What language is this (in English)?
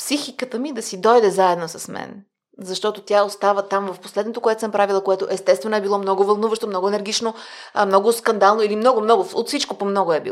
Bulgarian